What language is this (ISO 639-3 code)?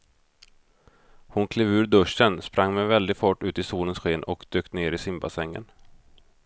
swe